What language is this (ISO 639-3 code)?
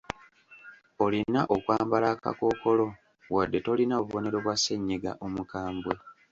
lug